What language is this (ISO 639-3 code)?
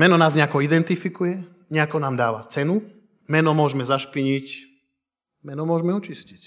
slk